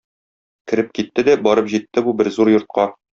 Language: Tatar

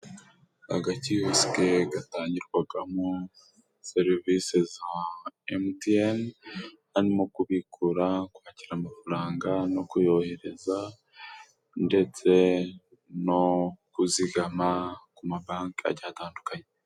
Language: Kinyarwanda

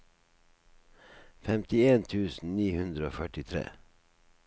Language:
Norwegian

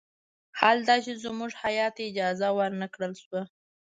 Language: Pashto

